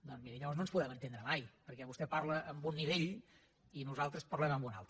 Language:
Catalan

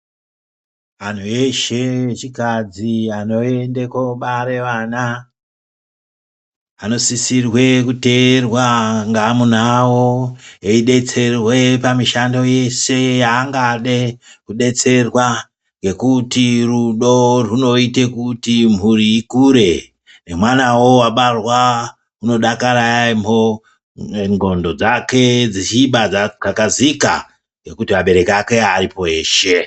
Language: Ndau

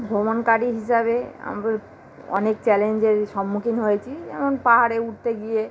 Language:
Bangla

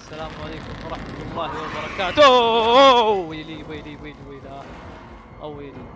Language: Arabic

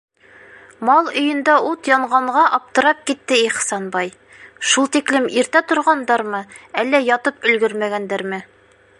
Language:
Bashkir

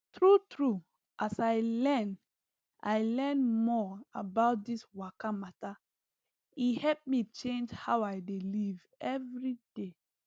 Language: Nigerian Pidgin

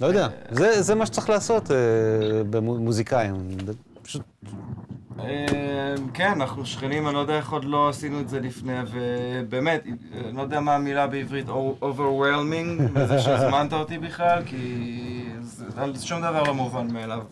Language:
Hebrew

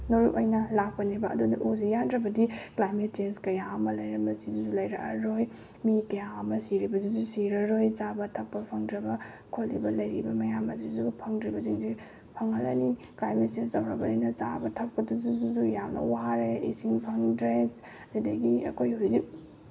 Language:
Manipuri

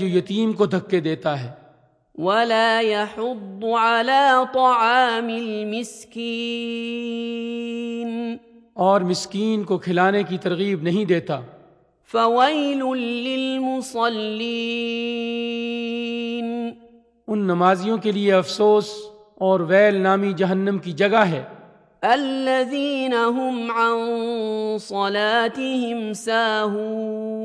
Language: Urdu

